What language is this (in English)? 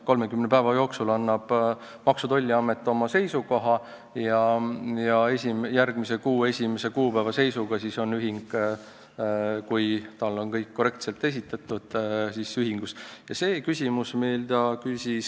Estonian